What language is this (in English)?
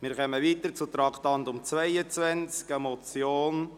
Swiss German